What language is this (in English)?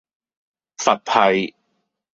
Cantonese